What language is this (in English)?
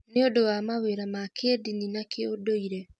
Kikuyu